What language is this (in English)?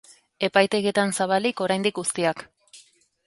Basque